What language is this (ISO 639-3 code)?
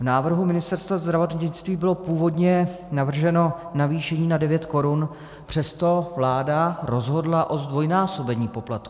ces